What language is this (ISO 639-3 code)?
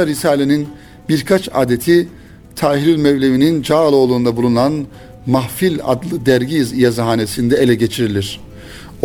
tur